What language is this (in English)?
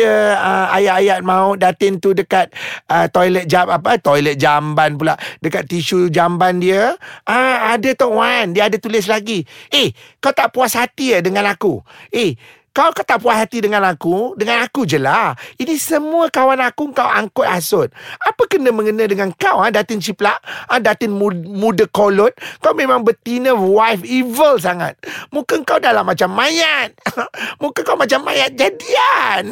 Malay